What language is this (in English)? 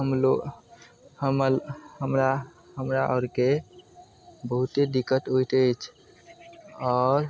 Maithili